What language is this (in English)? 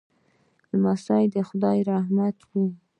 Pashto